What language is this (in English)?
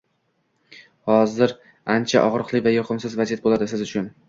Uzbek